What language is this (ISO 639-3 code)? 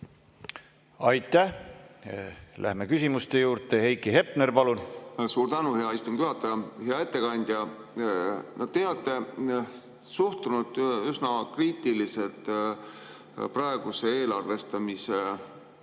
est